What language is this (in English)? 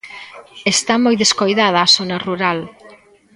Galician